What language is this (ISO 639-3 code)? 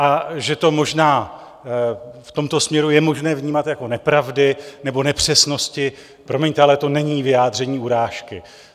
ces